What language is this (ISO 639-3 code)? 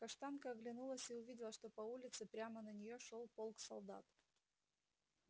rus